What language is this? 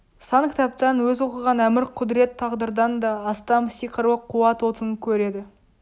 Kazakh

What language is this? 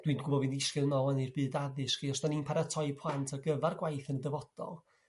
Welsh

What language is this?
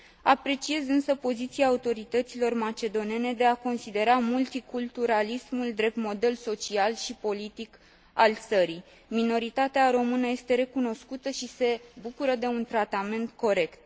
Romanian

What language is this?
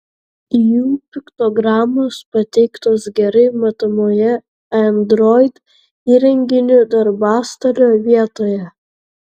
Lithuanian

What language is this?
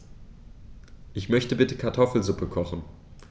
German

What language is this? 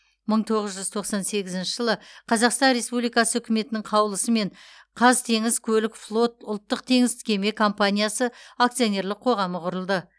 Kazakh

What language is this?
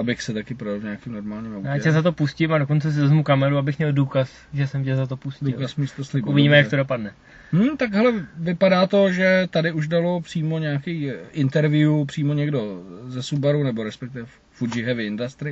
Czech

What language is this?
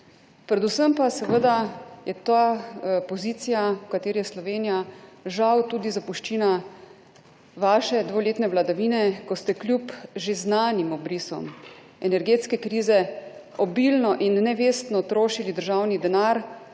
Slovenian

